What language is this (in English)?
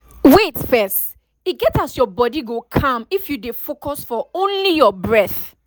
Nigerian Pidgin